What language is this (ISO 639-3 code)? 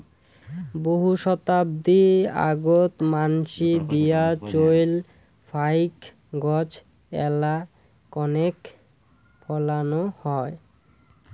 ben